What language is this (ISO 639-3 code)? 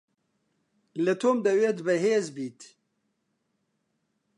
ckb